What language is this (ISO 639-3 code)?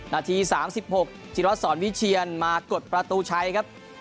tha